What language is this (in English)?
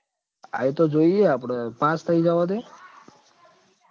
Gujarati